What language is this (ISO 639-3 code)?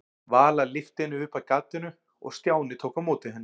isl